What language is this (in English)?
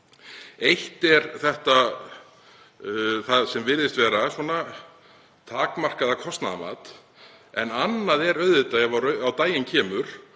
Icelandic